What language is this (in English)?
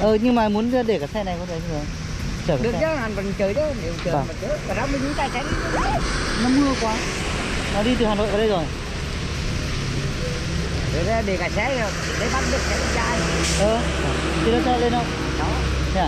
Vietnamese